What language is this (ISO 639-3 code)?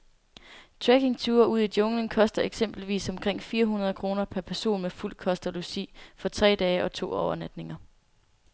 dan